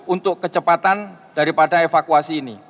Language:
Indonesian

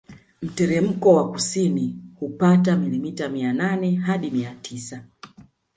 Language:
Swahili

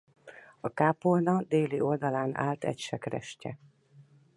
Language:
Hungarian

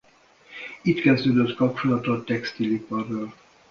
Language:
Hungarian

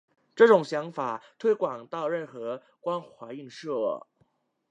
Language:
Chinese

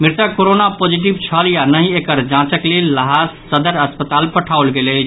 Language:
Maithili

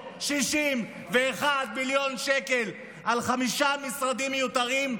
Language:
Hebrew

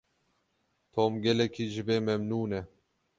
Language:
Kurdish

